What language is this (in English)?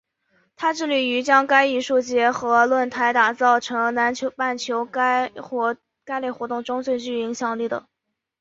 Chinese